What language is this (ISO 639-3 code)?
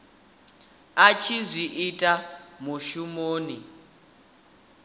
ven